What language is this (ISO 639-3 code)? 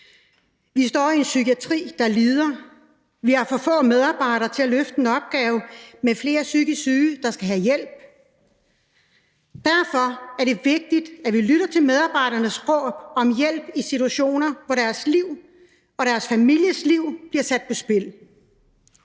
dan